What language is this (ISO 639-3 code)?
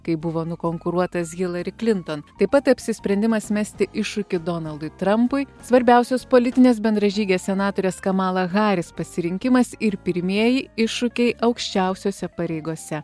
lit